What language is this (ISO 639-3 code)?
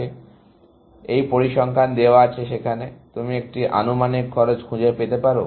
ben